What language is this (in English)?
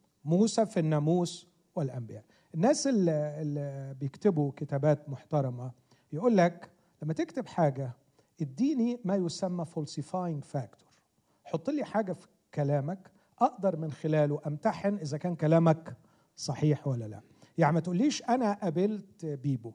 Arabic